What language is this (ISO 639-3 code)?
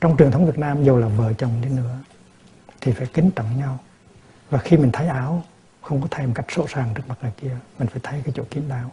vie